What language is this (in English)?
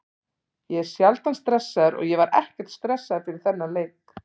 Icelandic